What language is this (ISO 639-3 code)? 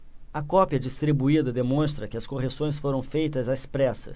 por